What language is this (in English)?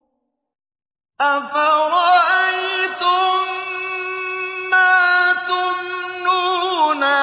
Arabic